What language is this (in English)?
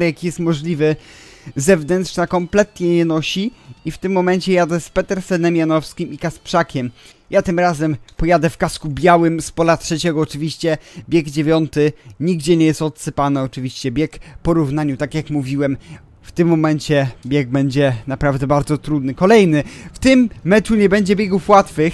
Polish